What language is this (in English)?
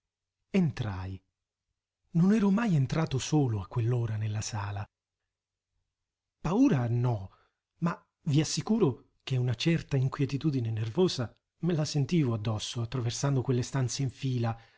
Italian